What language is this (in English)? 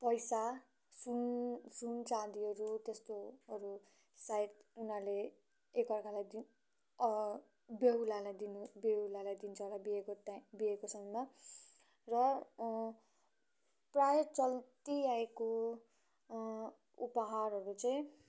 Nepali